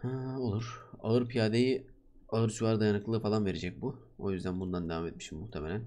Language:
Turkish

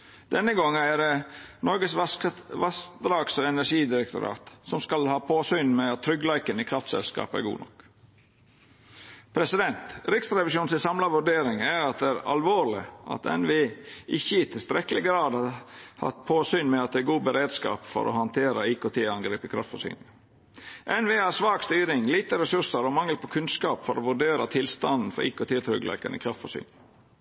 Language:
Norwegian Nynorsk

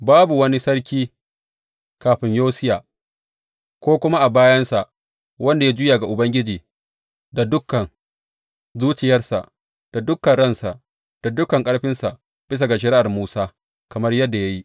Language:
Hausa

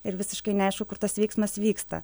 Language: Lithuanian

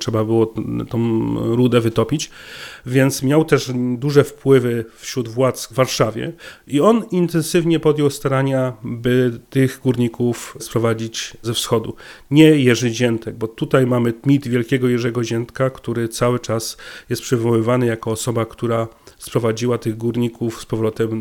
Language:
Polish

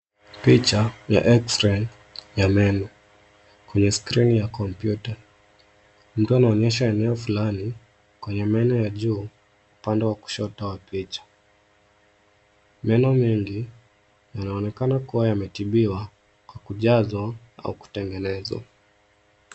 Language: Swahili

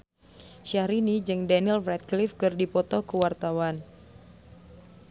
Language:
Sundanese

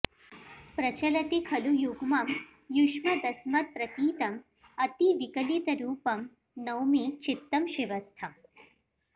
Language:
Sanskrit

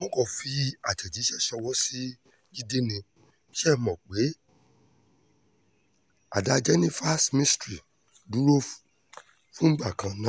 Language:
Yoruba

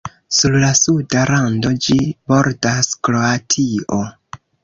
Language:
Esperanto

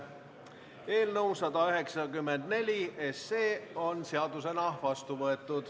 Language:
Estonian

